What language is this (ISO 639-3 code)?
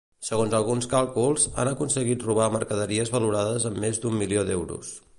cat